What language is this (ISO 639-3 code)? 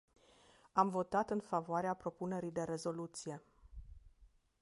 ron